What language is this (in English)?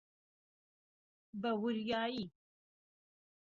Central Kurdish